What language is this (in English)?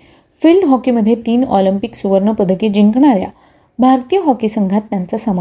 Marathi